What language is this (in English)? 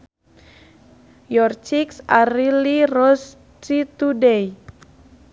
Sundanese